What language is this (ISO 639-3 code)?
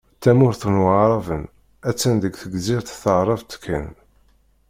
kab